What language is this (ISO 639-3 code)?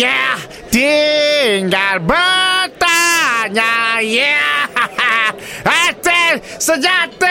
msa